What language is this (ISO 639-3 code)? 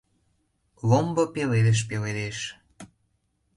chm